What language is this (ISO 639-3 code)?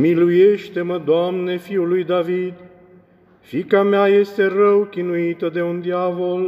ron